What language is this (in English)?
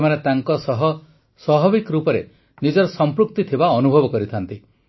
Odia